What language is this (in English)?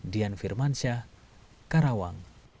Indonesian